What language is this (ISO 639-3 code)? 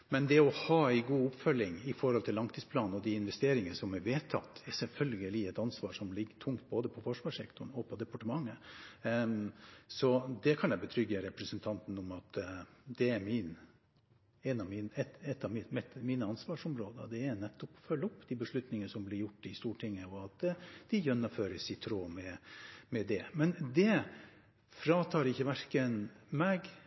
nob